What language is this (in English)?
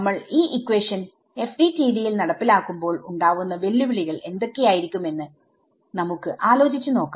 Malayalam